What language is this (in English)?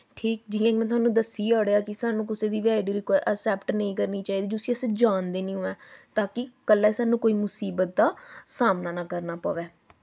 Dogri